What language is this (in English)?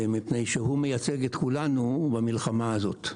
Hebrew